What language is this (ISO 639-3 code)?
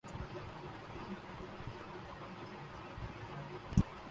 urd